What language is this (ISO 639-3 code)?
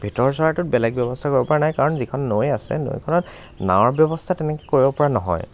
asm